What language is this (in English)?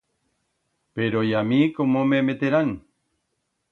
Aragonese